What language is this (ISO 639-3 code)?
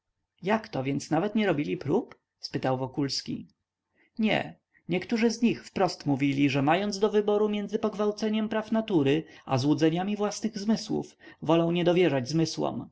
pol